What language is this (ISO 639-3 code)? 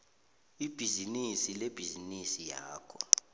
nbl